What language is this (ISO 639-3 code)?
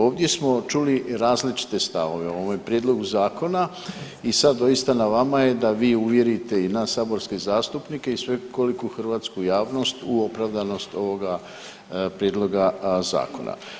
hrv